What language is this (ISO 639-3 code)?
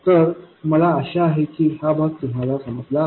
mar